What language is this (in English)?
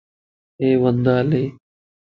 Lasi